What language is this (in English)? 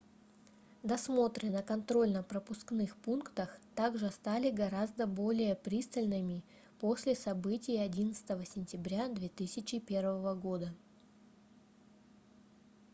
Russian